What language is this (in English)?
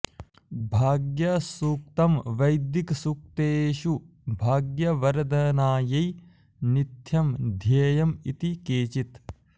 Sanskrit